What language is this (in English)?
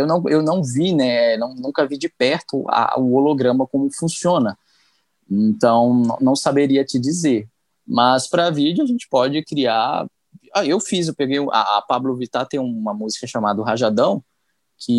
Portuguese